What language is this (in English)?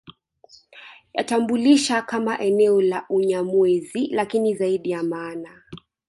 Swahili